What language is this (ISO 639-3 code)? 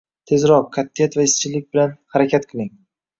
uzb